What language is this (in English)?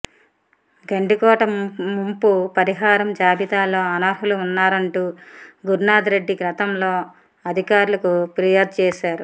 Telugu